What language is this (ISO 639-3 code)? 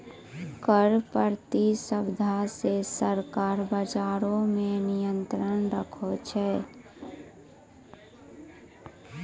mai